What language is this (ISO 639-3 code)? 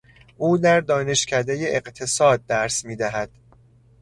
fas